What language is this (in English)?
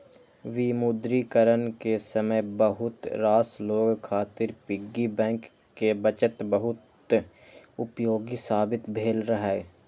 Maithili